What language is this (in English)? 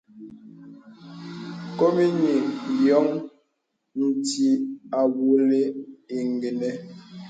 Bebele